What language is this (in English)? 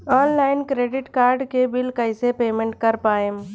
Bhojpuri